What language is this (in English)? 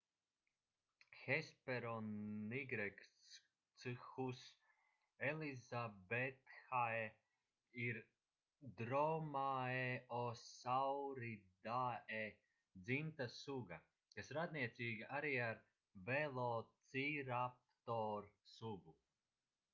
Latvian